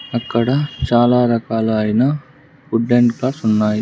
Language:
Telugu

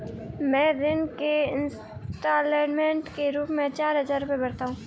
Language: Hindi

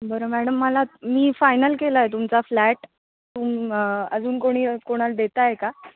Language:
Marathi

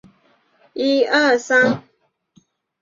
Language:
Chinese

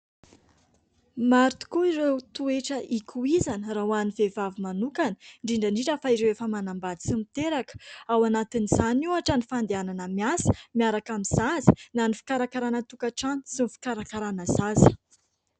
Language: Malagasy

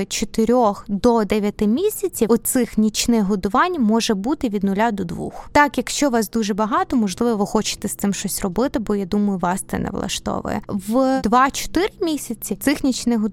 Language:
Ukrainian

